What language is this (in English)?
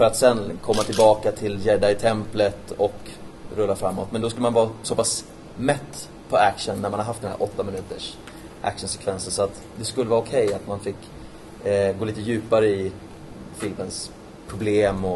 Swedish